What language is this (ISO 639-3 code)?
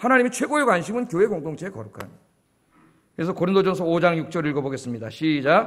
kor